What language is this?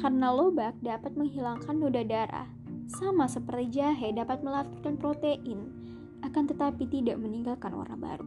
Indonesian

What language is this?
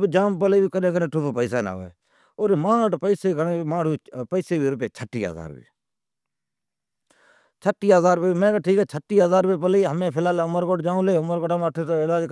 Od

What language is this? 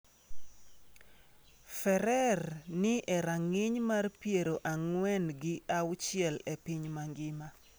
Luo (Kenya and Tanzania)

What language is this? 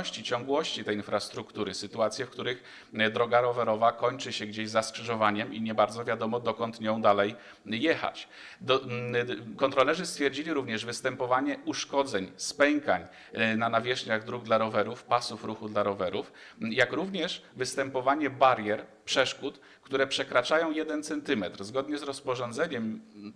Polish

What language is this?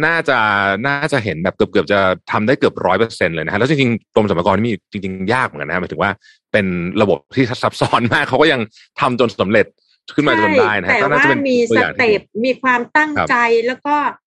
Thai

